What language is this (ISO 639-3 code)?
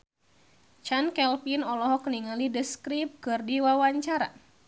sun